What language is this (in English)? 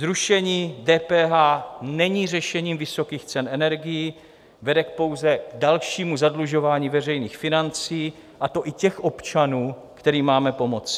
Czech